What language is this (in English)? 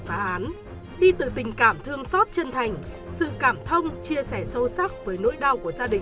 Vietnamese